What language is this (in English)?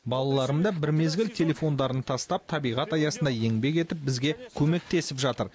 Kazakh